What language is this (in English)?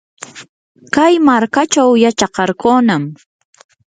Yanahuanca Pasco Quechua